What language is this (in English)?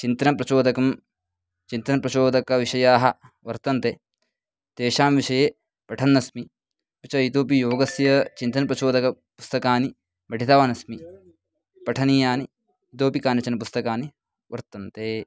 Sanskrit